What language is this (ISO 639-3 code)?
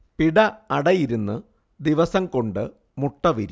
mal